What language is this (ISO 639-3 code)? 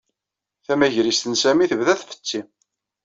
kab